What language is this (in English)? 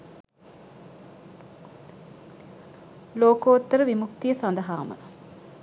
Sinhala